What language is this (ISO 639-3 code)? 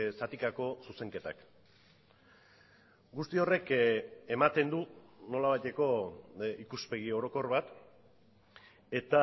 eus